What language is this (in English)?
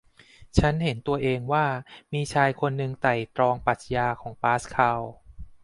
Thai